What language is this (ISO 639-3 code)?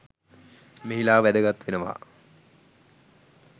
sin